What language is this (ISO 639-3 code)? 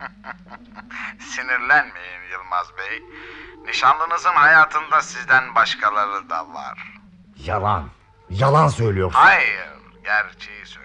tur